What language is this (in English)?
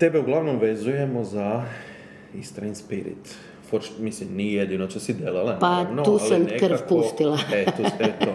Croatian